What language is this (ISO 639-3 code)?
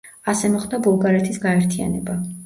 kat